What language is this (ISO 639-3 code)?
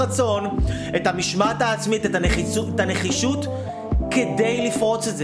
heb